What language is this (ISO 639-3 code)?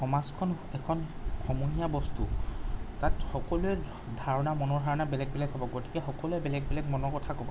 asm